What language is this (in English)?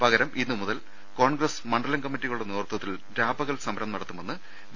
Malayalam